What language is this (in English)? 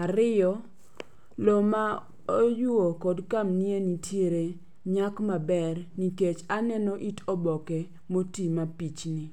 Luo (Kenya and Tanzania)